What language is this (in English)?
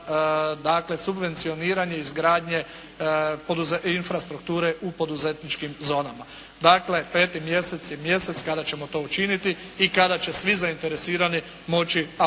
Croatian